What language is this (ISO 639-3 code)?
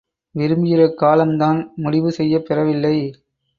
tam